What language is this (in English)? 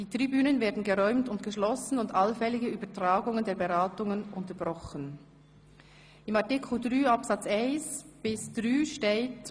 Swiss German